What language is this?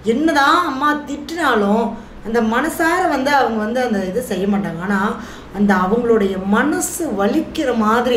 Tamil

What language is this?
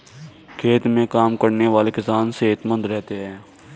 Hindi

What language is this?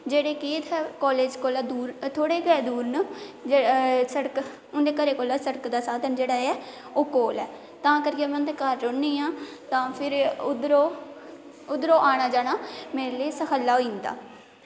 Dogri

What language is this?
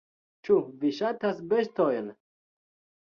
Esperanto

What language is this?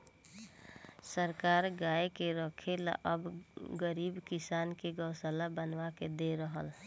Bhojpuri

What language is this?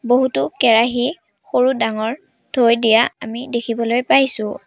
Assamese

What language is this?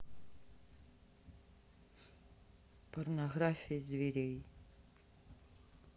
Russian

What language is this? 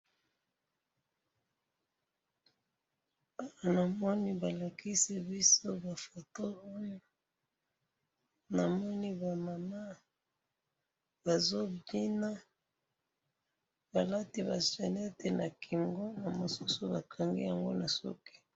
Lingala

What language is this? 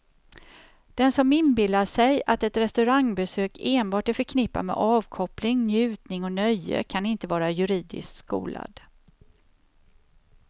Swedish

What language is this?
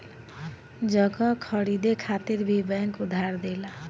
Bhojpuri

